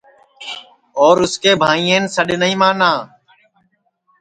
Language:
Sansi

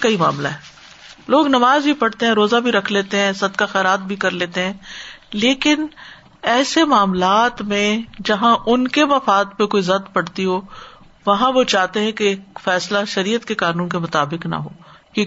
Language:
Urdu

